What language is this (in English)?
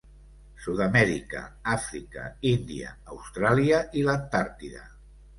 Catalan